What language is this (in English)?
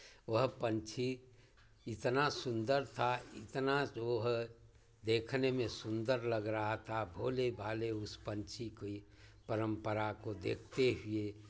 Hindi